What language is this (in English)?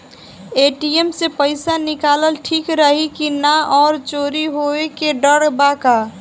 Bhojpuri